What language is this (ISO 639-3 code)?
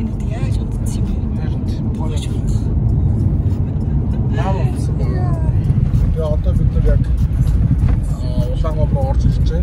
tur